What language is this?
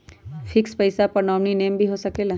Magahi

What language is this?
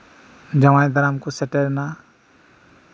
Santali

